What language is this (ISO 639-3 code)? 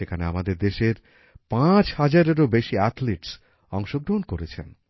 ben